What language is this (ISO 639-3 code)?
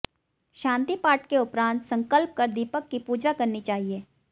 hin